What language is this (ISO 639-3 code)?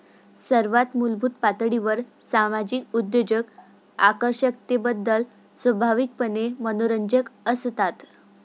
mar